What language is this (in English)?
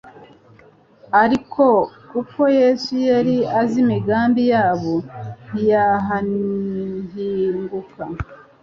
Kinyarwanda